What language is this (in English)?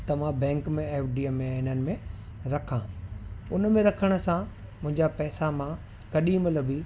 Sindhi